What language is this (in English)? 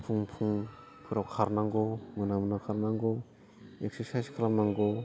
Bodo